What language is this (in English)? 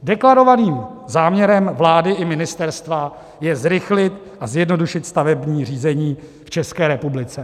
Czech